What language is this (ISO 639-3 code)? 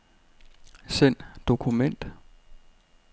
dan